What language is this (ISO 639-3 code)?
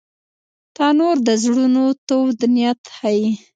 pus